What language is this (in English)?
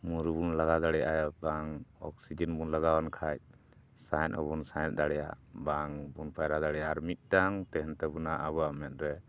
Santali